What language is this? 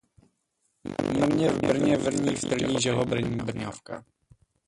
Czech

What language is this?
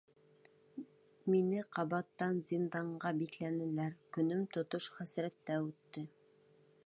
Bashkir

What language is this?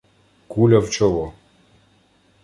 Ukrainian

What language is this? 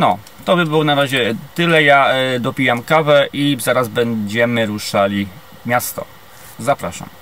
Polish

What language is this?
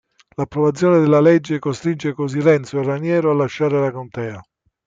Italian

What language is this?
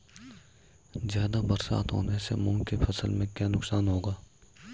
Hindi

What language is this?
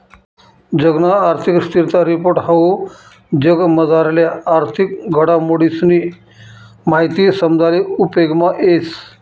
Marathi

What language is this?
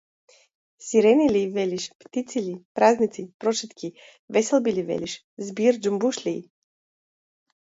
Macedonian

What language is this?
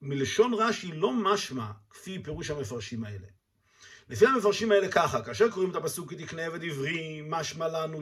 Hebrew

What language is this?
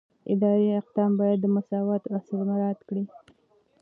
Pashto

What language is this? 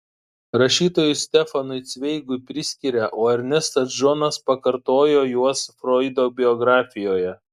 Lithuanian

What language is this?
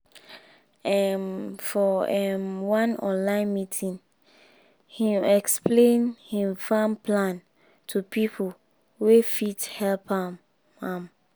Nigerian Pidgin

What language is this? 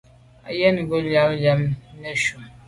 Medumba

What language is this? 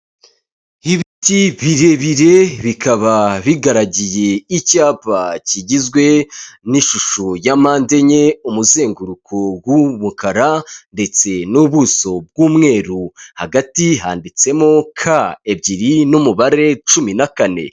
Kinyarwanda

